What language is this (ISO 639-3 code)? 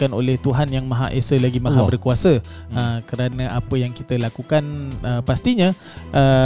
msa